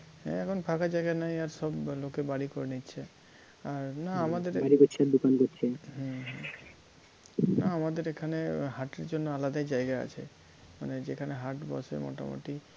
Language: Bangla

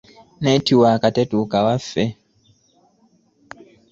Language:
Ganda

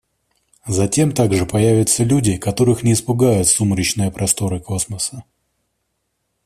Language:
Russian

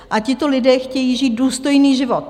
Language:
Czech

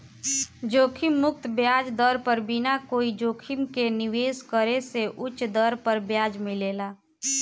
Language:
Bhojpuri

